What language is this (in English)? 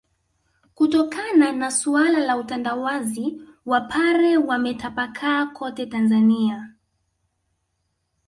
Swahili